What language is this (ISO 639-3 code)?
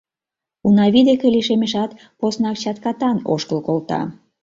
chm